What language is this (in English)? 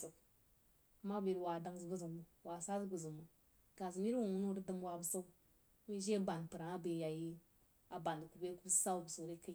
Jiba